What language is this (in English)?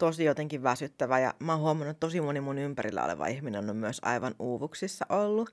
Finnish